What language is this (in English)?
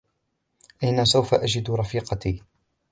Arabic